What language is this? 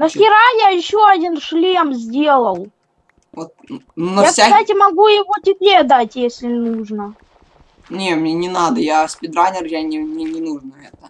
Russian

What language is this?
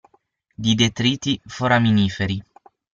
Italian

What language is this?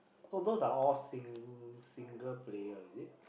English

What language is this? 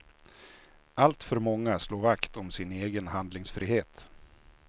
Swedish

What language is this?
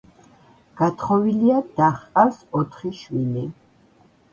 Georgian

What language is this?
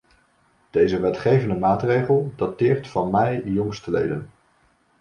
Dutch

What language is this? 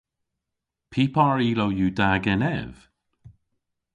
Cornish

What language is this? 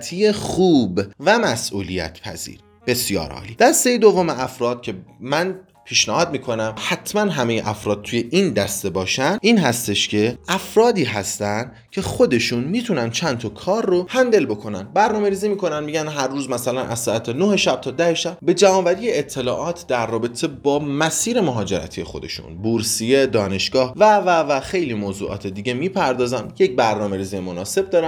Persian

